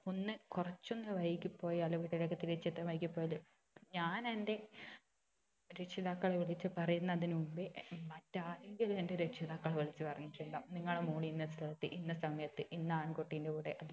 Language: Malayalam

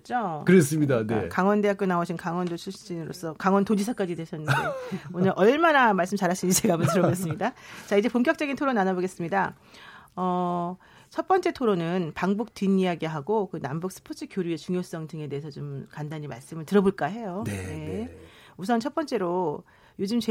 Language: Korean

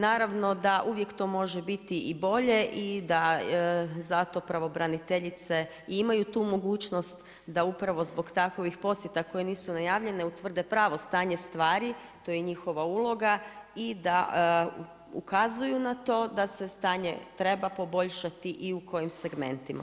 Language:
Croatian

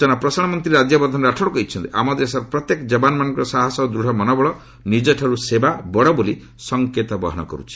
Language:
Odia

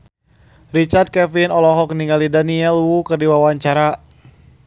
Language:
Sundanese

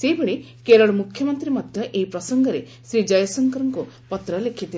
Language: Odia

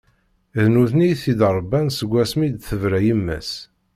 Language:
Kabyle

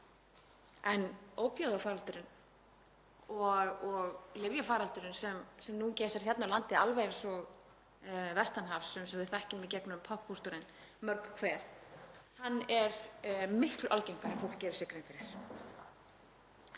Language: Icelandic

